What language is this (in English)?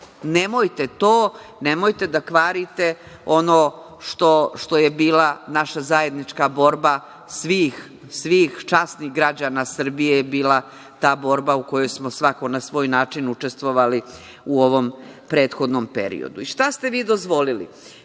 Serbian